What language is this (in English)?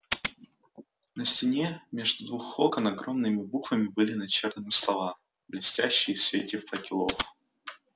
Russian